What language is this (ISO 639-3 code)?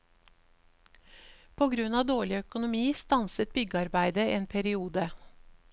nor